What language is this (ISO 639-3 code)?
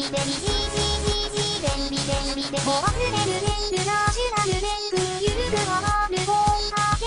tha